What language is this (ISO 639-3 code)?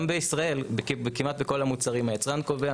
heb